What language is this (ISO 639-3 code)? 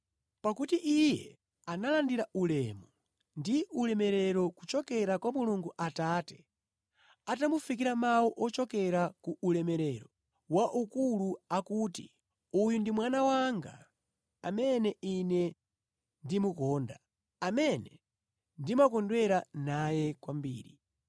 nya